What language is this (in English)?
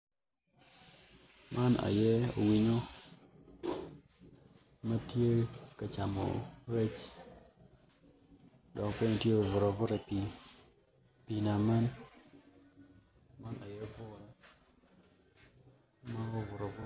Acoli